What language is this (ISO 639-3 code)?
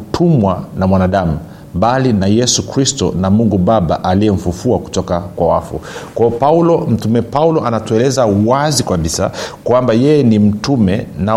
swa